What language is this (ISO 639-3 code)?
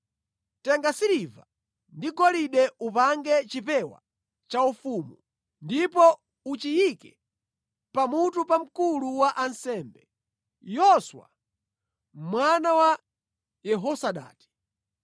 nya